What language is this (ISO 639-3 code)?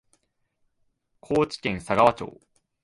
jpn